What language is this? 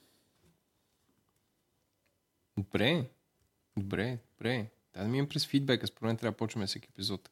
Bulgarian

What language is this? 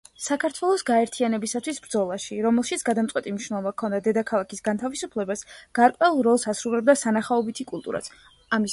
Georgian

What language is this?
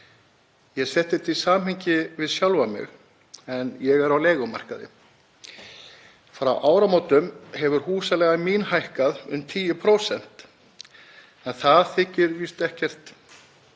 Icelandic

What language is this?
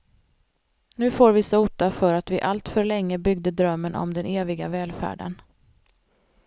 Swedish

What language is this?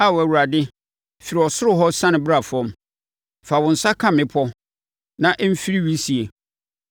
Akan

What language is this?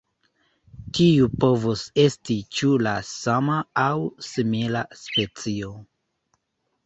Esperanto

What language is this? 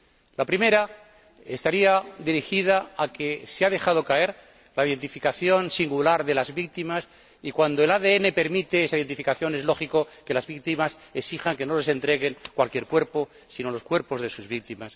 Spanish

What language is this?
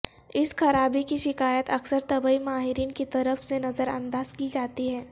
Urdu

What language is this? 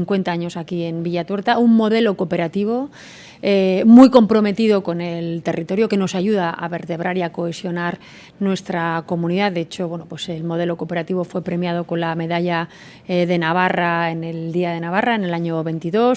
Spanish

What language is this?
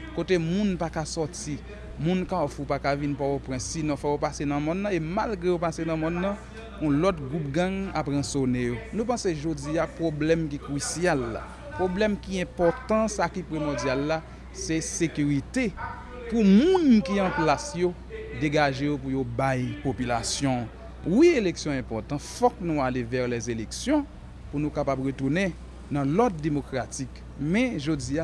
French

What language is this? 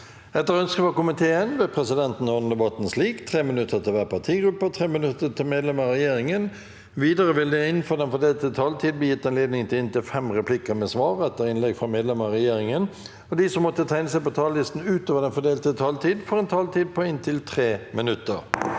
Norwegian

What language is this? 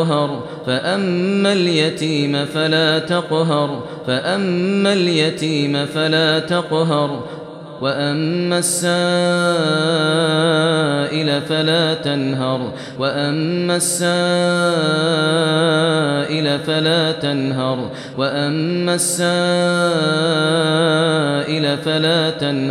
Arabic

